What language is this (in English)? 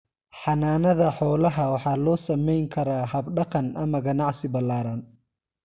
Somali